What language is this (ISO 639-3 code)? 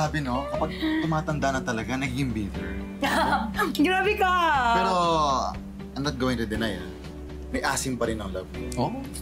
fil